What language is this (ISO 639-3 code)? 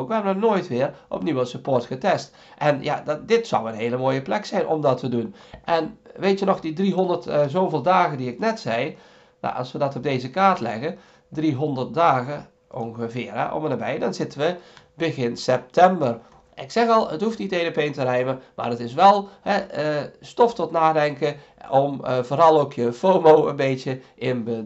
nld